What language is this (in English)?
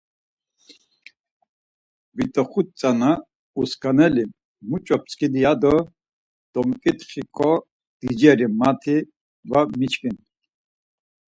Laz